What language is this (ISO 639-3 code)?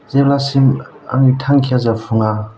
brx